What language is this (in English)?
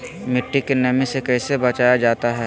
Magahi